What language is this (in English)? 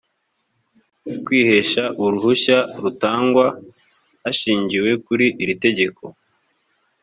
Kinyarwanda